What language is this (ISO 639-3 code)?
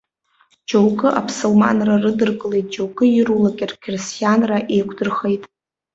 abk